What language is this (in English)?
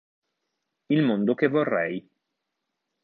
Italian